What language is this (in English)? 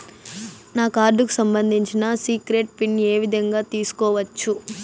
Telugu